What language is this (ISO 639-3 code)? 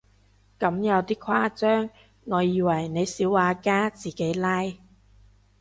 yue